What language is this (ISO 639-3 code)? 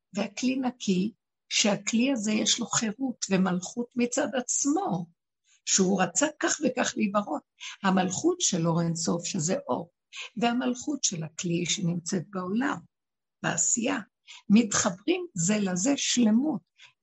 heb